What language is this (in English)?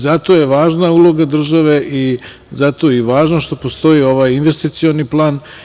Serbian